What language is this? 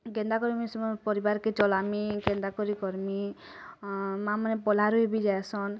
Odia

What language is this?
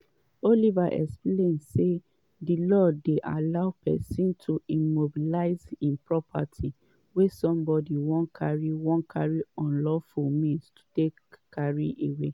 Nigerian Pidgin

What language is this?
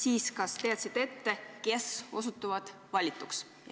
Estonian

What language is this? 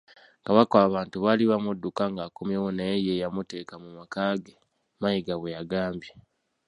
Ganda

